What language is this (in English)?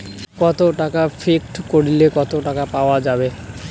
Bangla